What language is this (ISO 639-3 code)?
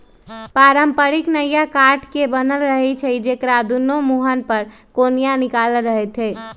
mag